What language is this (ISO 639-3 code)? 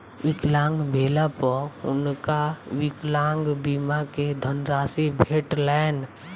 mai